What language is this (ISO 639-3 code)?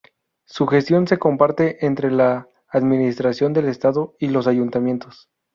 spa